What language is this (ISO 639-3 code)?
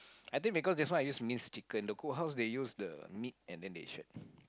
eng